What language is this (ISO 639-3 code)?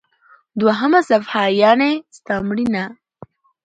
pus